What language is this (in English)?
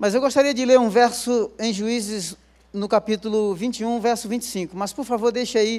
Portuguese